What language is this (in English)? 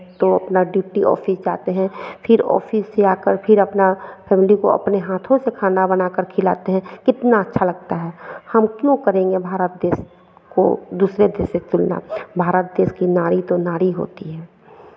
Hindi